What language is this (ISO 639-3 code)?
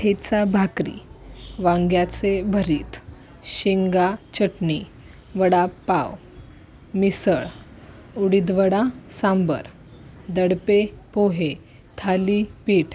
mar